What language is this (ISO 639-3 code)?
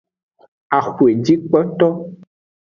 ajg